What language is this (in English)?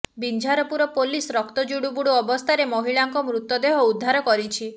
Odia